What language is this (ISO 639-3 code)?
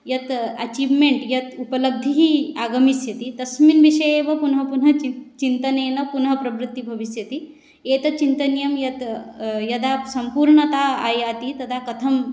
san